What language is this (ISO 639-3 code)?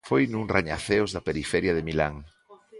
glg